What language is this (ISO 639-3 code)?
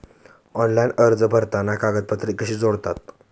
mar